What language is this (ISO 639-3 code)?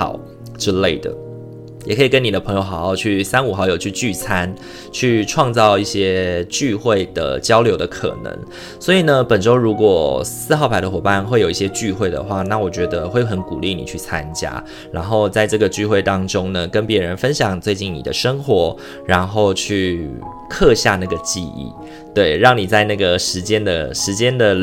zho